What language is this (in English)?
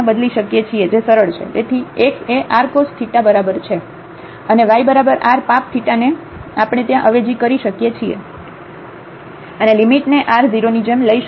Gujarati